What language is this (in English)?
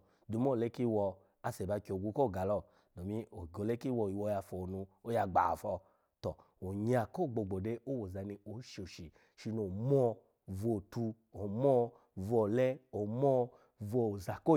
Alago